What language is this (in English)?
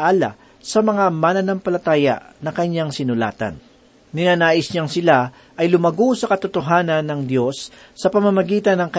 Filipino